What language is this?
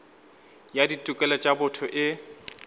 Northern Sotho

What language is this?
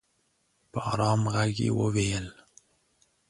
Pashto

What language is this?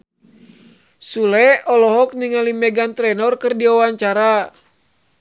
Sundanese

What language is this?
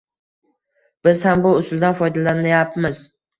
Uzbek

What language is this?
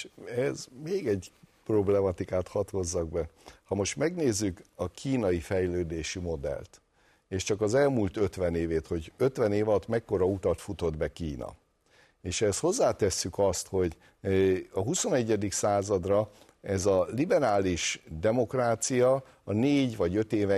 Hungarian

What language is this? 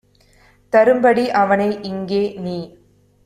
Tamil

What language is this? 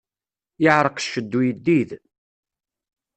Kabyle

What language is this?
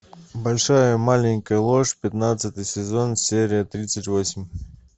Russian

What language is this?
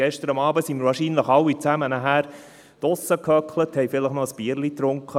Swiss German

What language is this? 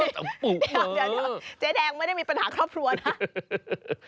Thai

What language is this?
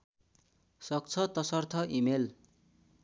Nepali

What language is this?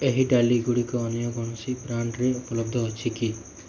Odia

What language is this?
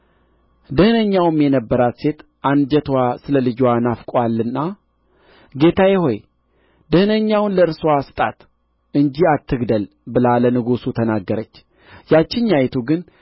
Amharic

